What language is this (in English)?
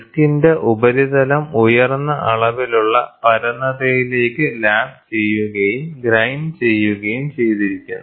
Malayalam